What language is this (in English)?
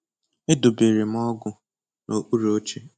Igbo